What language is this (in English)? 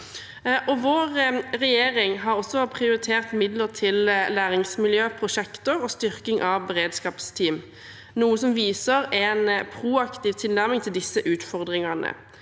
Norwegian